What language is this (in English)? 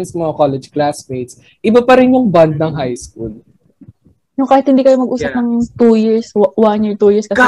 Filipino